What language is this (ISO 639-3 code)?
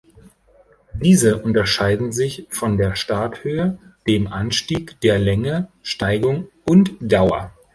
deu